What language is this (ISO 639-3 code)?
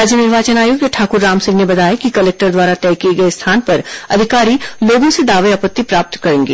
hin